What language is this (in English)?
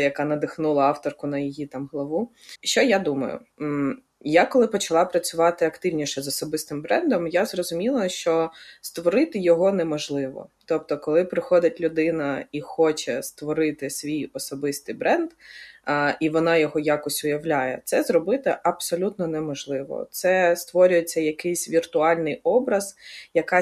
Ukrainian